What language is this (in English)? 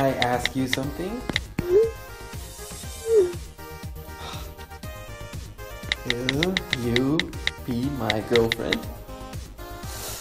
Korean